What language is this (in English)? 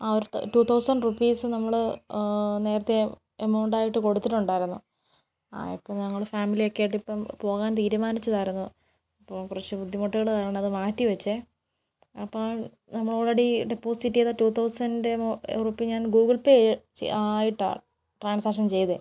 Malayalam